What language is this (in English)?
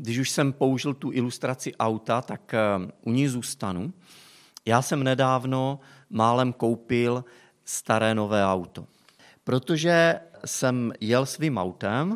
Czech